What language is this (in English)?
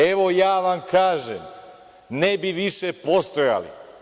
Serbian